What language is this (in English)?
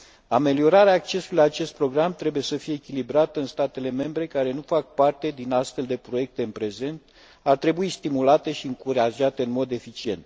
Romanian